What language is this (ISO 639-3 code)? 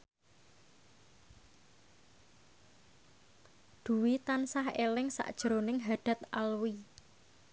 jav